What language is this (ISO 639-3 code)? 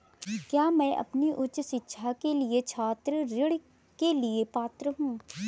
hin